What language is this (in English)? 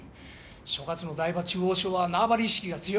Japanese